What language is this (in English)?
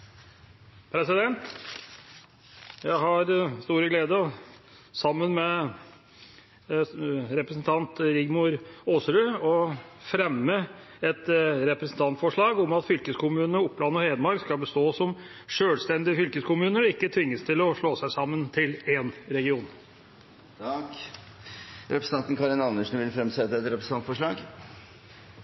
Norwegian Bokmål